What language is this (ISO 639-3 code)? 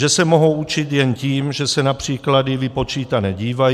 ces